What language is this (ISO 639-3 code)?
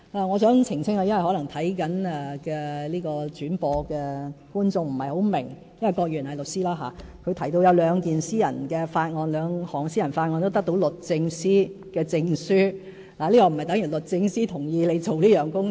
yue